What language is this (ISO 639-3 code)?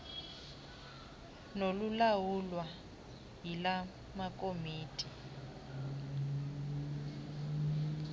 xho